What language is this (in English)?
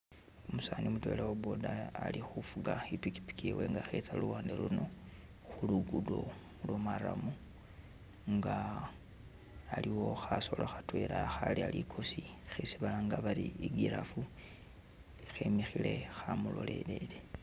Masaaba